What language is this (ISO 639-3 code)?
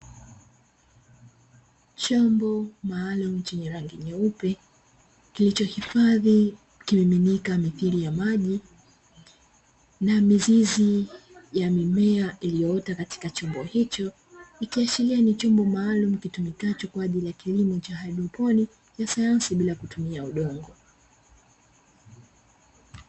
swa